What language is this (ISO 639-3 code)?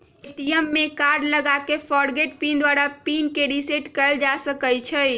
mag